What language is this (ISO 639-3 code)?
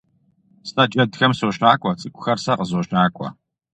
kbd